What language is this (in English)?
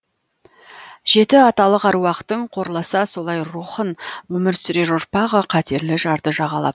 Kazakh